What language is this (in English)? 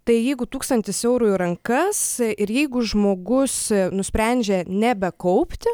Lithuanian